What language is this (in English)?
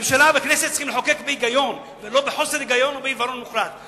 Hebrew